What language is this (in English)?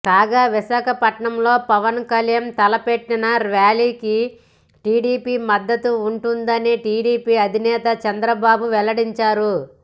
Telugu